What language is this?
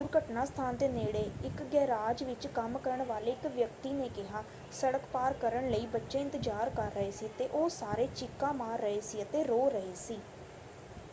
Punjabi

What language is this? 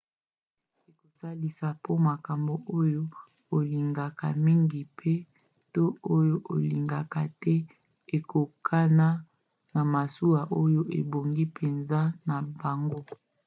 Lingala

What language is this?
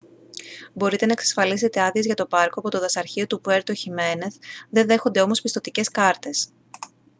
Greek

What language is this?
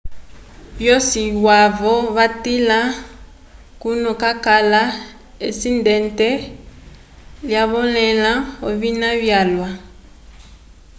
Umbundu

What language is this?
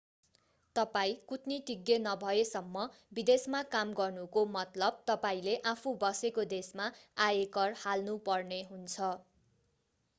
Nepali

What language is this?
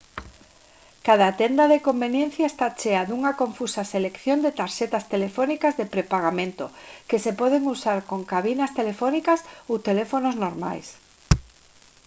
Galician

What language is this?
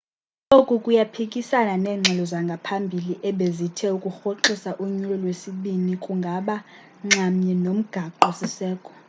Xhosa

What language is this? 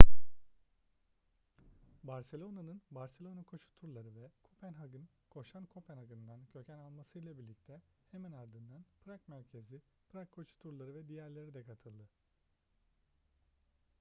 Turkish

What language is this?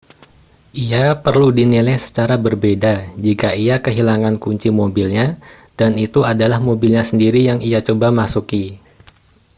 Indonesian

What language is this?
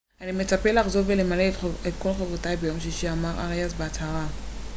Hebrew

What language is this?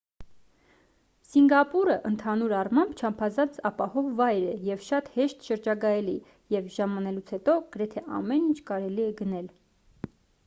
Armenian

